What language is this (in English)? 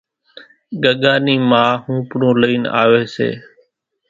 Kachi Koli